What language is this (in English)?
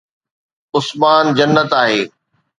Sindhi